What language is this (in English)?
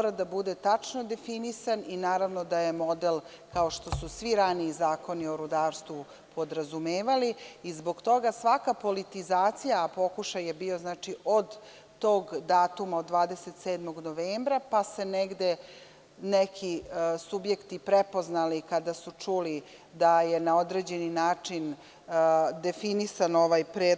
Serbian